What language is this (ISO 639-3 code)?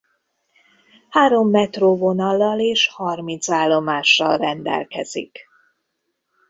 hun